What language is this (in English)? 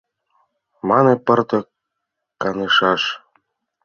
Mari